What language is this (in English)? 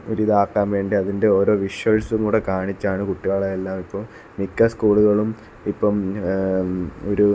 Malayalam